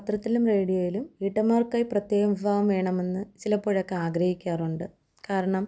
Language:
Malayalam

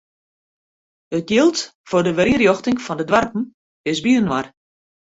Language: Western Frisian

